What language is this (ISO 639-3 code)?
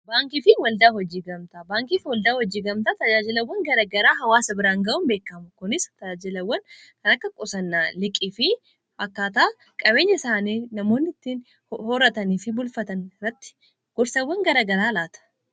orm